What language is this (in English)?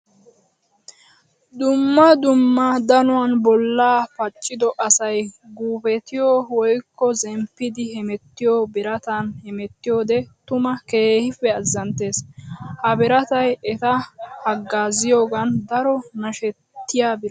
Wolaytta